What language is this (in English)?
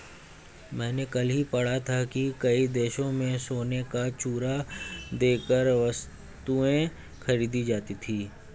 Hindi